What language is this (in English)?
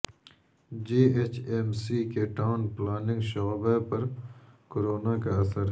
Urdu